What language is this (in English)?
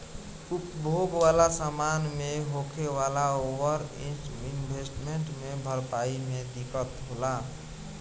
Bhojpuri